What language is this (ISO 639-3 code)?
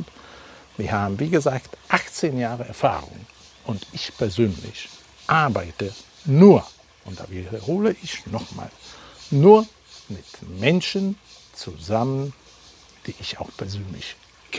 deu